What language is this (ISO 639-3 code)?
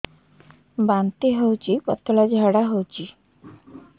ori